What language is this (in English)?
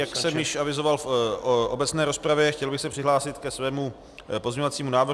Czech